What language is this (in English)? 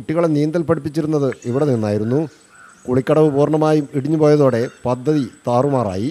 Malayalam